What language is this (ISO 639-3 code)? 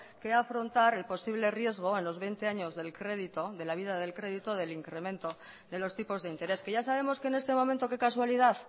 spa